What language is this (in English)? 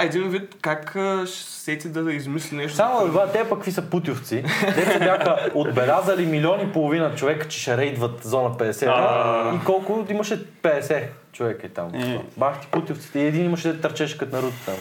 Bulgarian